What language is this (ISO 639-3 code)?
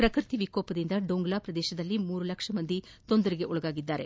kan